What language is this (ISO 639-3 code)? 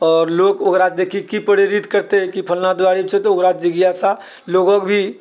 mai